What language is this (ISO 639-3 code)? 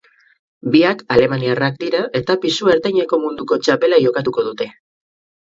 eus